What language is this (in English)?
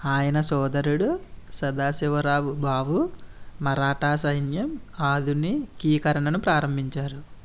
Telugu